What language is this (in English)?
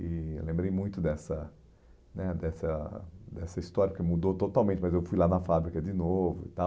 Portuguese